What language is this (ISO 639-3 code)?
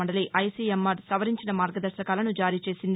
tel